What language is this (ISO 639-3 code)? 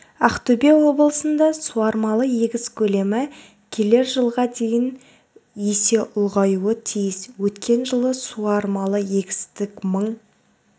kaz